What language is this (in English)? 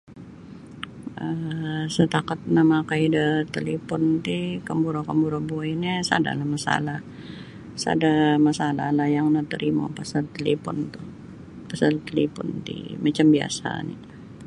Sabah Bisaya